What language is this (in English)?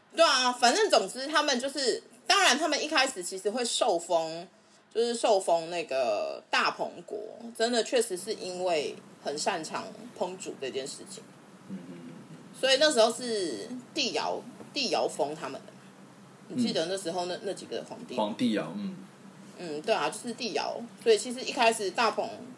Chinese